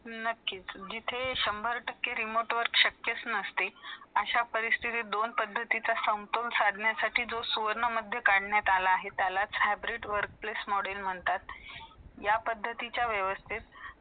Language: Marathi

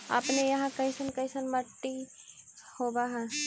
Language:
Magahi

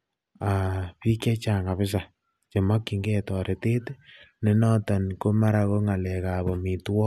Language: Kalenjin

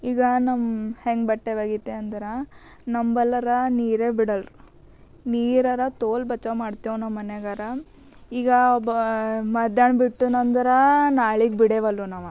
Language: Kannada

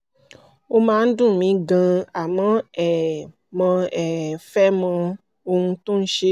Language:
Yoruba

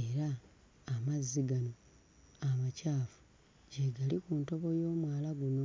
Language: Ganda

